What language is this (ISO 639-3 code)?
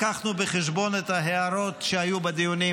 heb